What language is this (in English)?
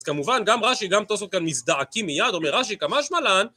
Hebrew